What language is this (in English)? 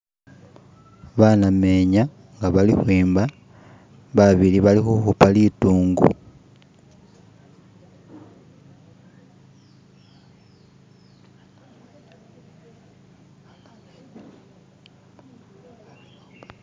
Masaaba